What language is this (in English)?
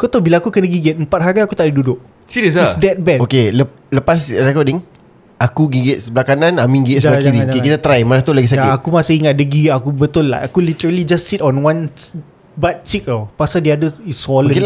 Malay